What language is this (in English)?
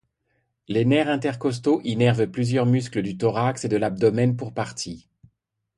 French